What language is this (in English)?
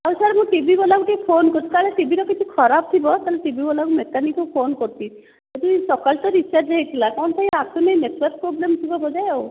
Odia